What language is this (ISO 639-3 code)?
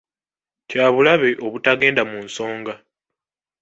lug